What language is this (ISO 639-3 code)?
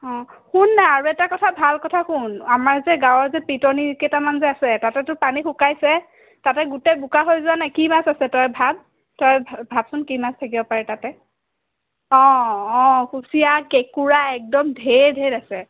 asm